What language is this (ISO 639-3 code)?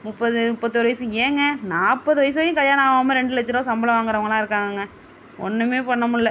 tam